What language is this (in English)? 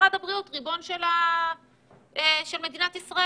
Hebrew